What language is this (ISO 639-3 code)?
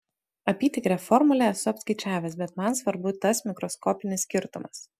lit